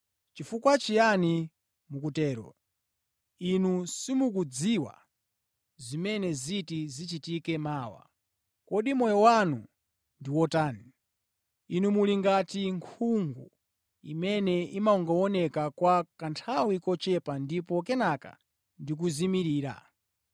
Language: Nyanja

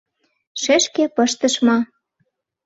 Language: Mari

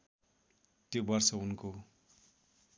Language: Nepali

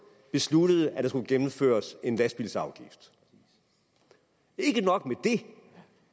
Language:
Danish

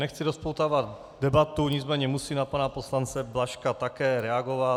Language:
Czech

